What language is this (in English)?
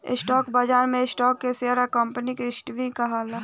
Bhojpuri